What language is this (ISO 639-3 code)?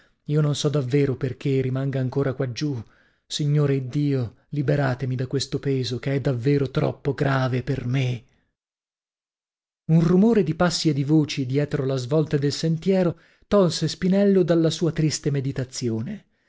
ita